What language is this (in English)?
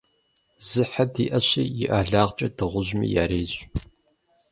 Kabardian